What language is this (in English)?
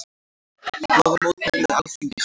Icelandic